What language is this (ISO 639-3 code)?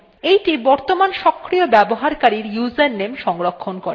ben